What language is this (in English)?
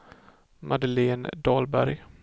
Swedish